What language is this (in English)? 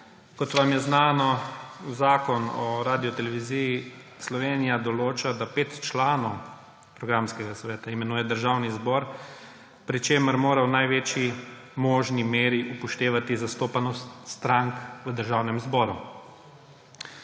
Slovenian